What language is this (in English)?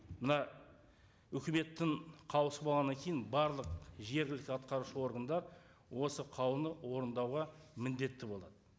Kazakh